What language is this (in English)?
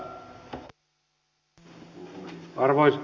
Finnish